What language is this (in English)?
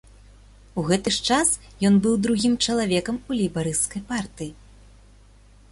Belarusian